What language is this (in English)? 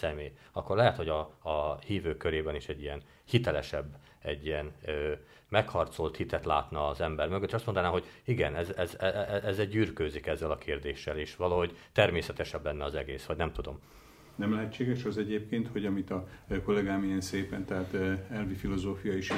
Hungarian